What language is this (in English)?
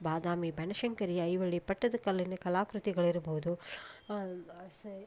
Kannada